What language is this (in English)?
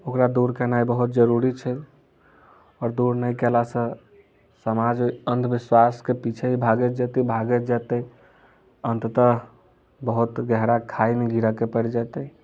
Maithili